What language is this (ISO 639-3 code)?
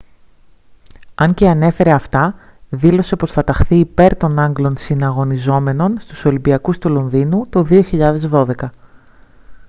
ell